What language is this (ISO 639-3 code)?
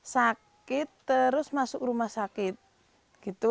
ind